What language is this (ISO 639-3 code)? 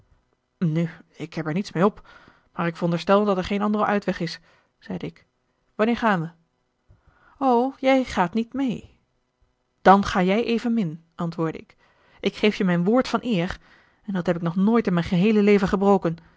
nld